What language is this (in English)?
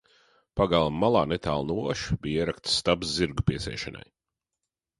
Latvian